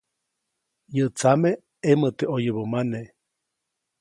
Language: Copainalá Zoque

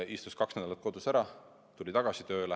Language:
Estonian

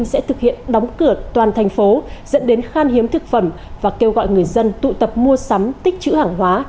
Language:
Vietnamese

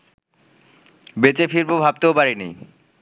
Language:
Bangla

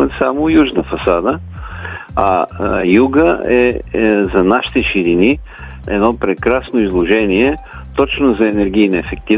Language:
Bulgarian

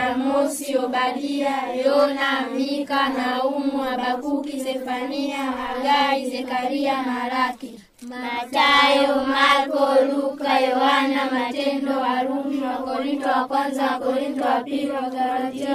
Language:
Swahili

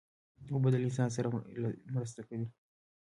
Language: Pashto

